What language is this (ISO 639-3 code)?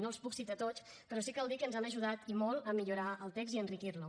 cat